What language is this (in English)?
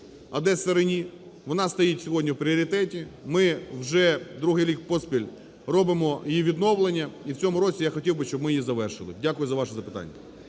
Ukrainian